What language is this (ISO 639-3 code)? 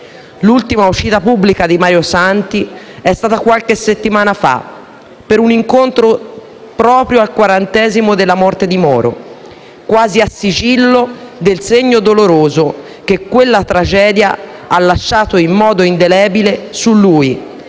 ita